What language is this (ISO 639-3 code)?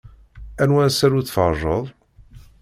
kab